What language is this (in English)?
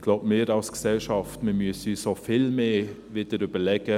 Swiss German